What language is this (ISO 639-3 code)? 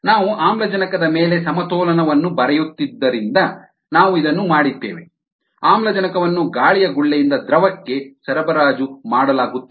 kan